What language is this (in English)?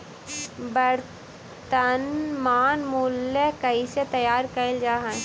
Magahi